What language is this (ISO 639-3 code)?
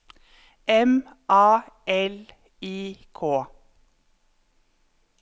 nor